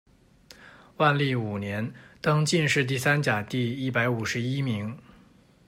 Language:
Chinese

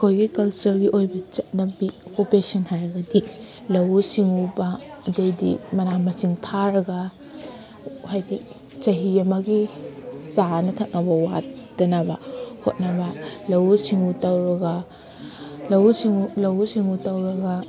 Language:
Manipuri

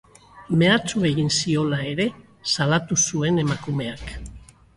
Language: Basque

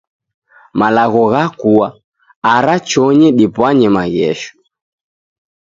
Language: Taita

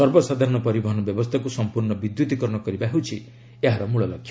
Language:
Odia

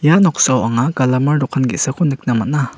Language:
Garo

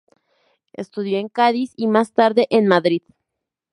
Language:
Spanish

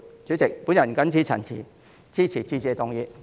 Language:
Cantonese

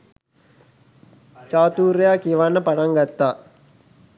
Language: Sinhala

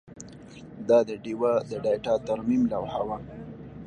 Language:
Pashto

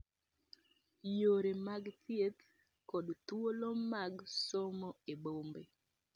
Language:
Luo (Kenya and Tanzania)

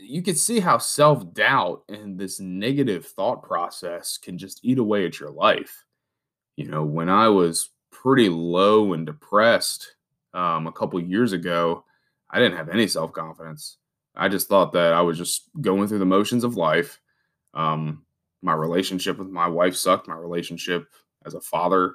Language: English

